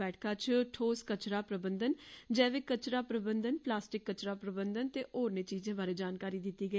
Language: Dogri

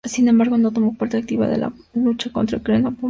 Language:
Spanish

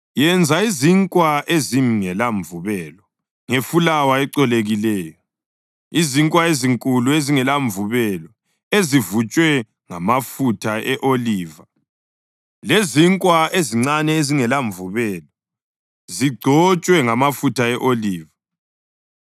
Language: North Ndebele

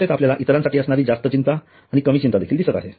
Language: Marathi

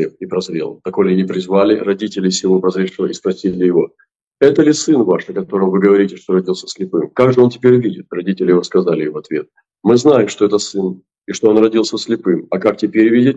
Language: Russian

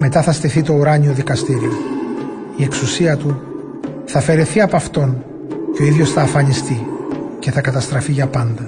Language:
Greek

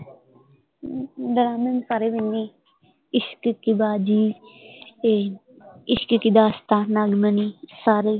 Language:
Punjabi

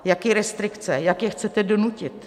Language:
Czech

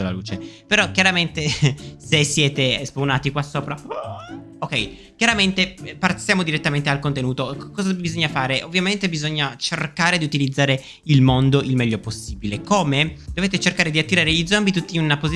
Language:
Italian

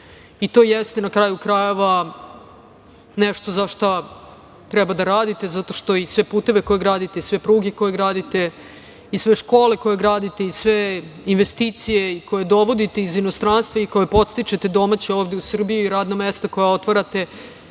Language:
Serbian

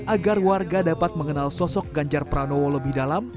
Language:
Indonesian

